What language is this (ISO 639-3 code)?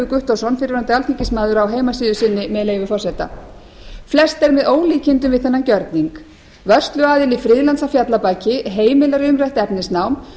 isl